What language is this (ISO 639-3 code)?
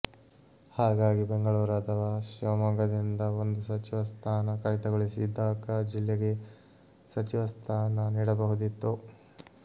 kan